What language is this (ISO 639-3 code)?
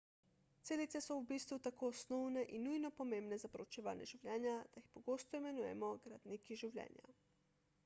slv